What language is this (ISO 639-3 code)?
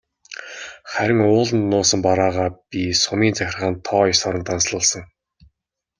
mon